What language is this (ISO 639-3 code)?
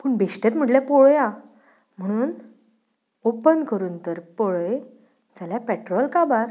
kok